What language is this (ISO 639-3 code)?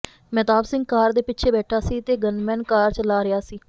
pan